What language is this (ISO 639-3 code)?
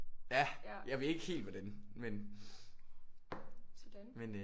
dan